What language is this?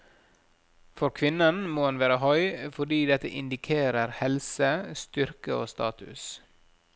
Norwegian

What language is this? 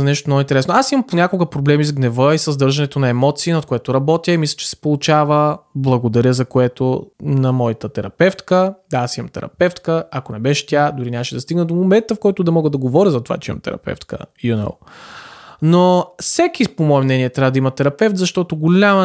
Bulgarian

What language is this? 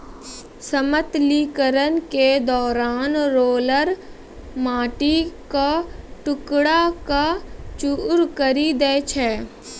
Maithili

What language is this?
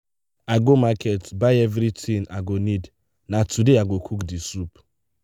Nigerian Pidgin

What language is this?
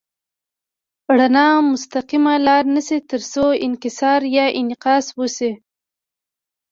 Pashto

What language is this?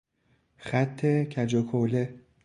Persian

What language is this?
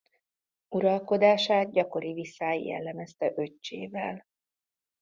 Hungarian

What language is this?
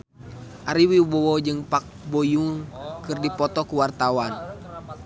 Sundanese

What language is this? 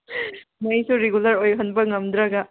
Manipuri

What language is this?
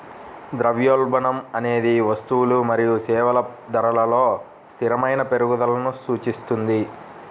Telugu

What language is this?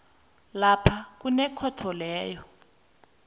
South Ndebele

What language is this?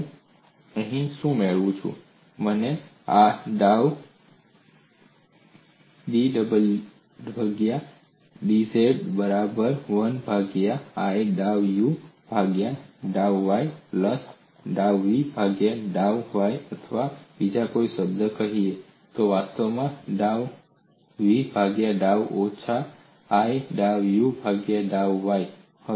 Gujarati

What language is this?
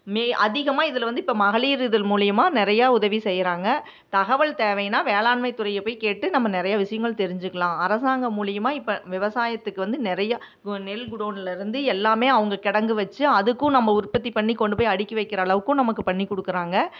Tamil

